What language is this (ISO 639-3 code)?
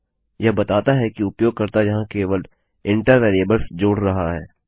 hin